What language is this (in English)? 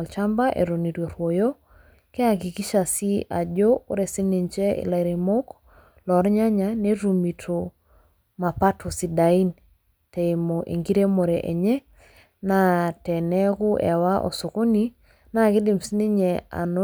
Masai